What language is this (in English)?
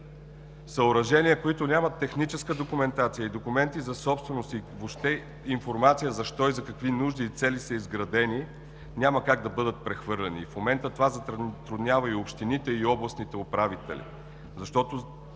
Bulgarian